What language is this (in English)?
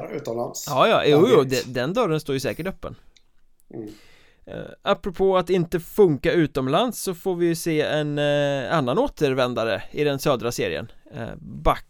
Swedish